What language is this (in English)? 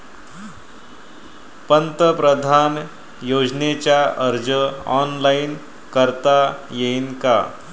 Marathi